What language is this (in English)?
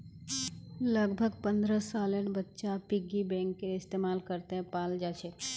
Magahi